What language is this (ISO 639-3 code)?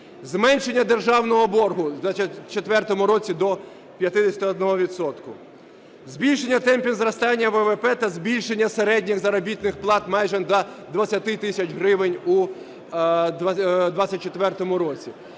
ukr